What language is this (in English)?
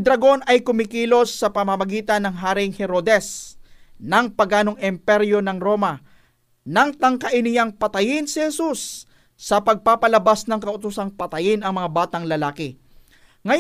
Filipino